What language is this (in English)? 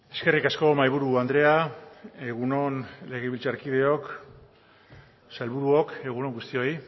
Basque